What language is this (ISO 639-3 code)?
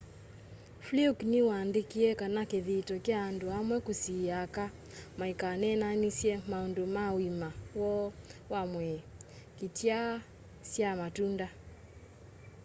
kam